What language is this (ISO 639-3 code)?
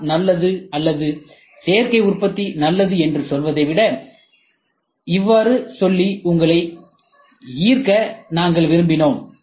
tam